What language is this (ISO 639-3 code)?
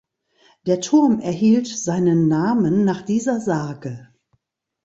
deu